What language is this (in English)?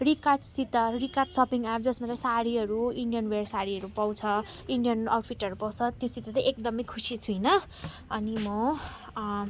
Nepali